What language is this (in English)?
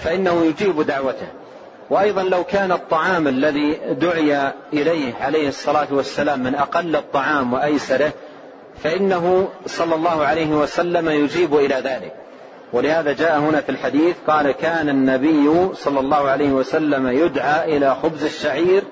Arabic